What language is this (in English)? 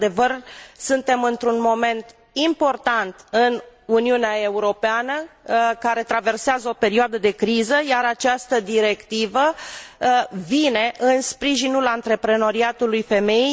Romanian